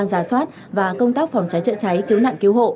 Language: Vietnamese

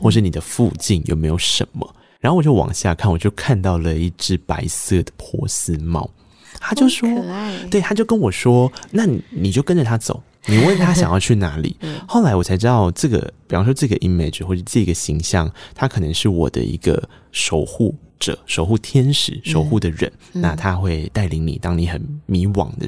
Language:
Chinese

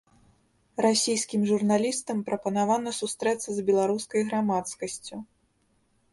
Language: Belarusian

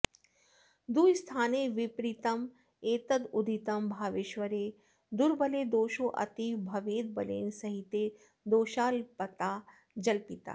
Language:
Sanskrit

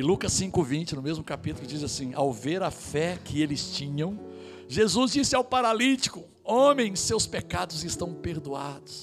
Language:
Portuguese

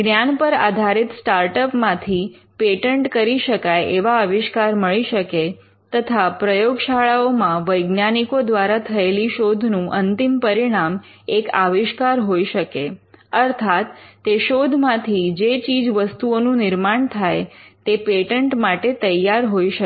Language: Gujarati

